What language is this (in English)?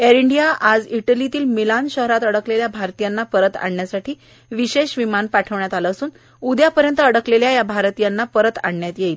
Marathi